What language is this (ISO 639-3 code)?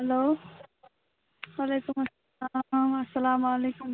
kas